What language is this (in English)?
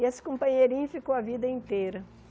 Portuguese